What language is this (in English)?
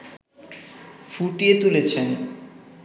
Bangla